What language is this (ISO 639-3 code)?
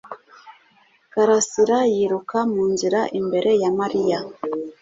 kin